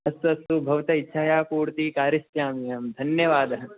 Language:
Sanskrit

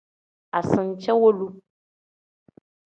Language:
Tem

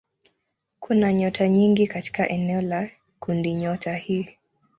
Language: Swahili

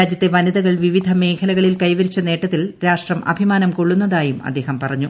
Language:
Malayalam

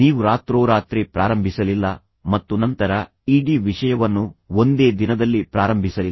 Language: Kannada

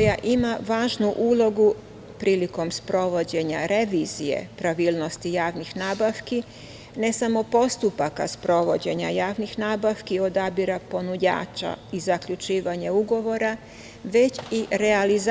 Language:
Serbian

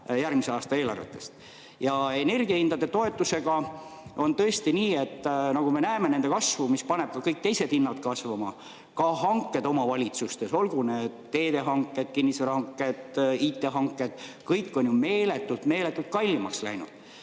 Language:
Estonian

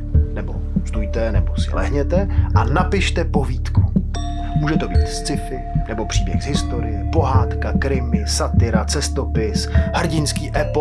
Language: Czech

